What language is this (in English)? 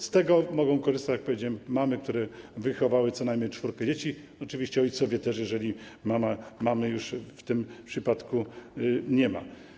Polish